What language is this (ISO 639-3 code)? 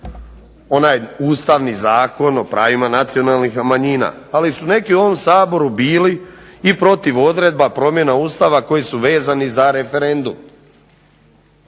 hrv